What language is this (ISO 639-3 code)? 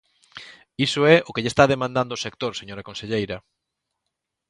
glg